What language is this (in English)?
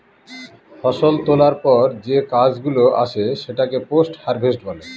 Bangla